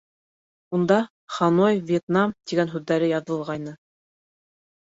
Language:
Bashkir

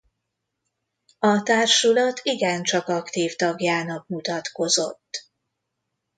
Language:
Hungarian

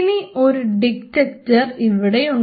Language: Malayalam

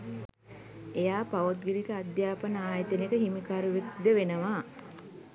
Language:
Sinhala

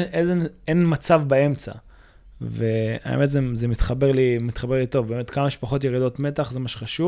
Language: Hebrew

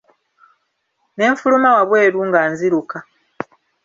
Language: Ganda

